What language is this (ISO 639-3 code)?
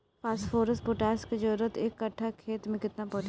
bho